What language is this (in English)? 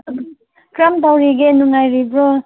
Manipuri